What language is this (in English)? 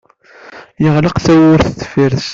Kabyle